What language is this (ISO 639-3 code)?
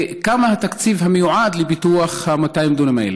heb